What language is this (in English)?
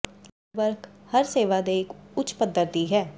Punjabi